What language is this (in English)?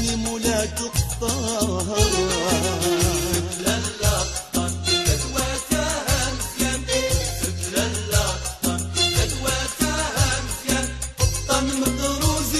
Arabic